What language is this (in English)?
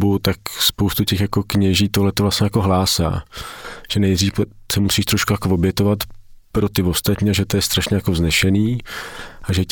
Czech